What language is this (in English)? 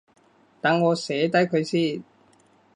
Cantonese